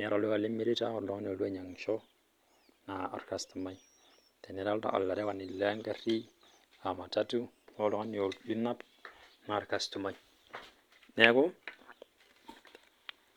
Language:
Masai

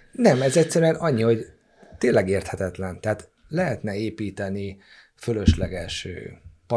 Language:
Hungarian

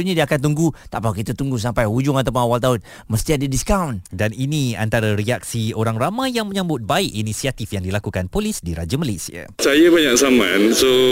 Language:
Malay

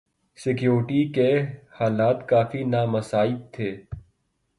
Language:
Urdu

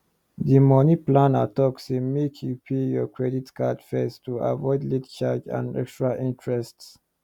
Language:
Nigerian Pidgin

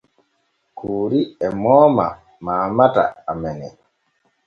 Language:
Borgu Fulfulde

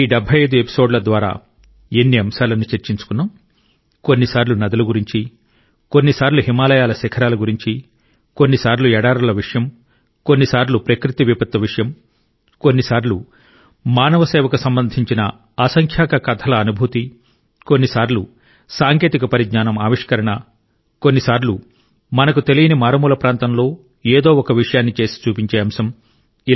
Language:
Telugu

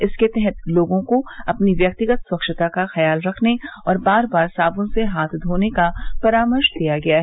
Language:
Hindi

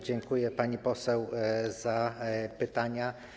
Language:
Polish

